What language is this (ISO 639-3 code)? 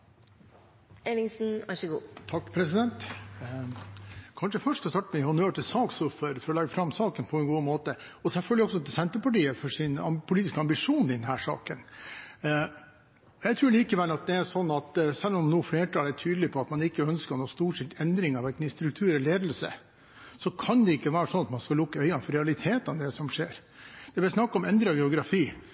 nob